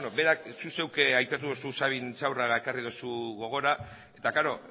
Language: Basque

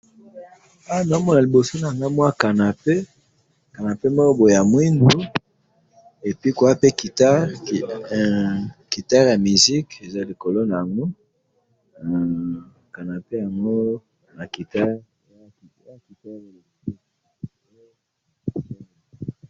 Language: Lingala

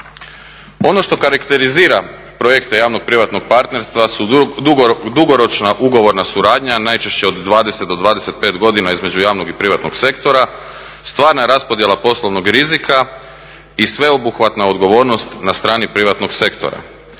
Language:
Croatian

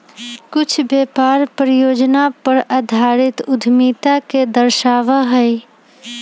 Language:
Magahi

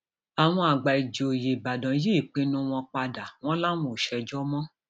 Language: Yoruba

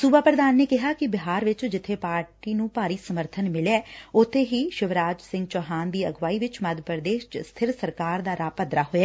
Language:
Punjabi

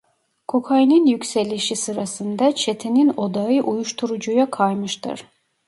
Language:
Turkish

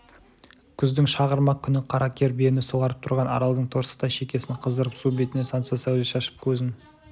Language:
Kazakh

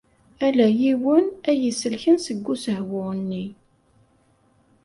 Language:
Kabyle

